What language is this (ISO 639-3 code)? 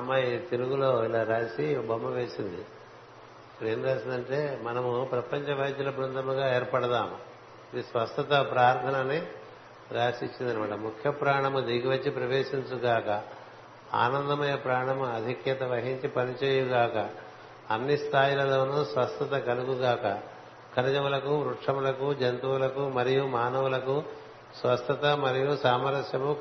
tel